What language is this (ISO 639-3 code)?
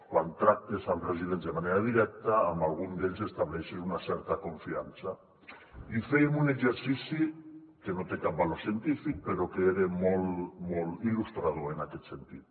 cat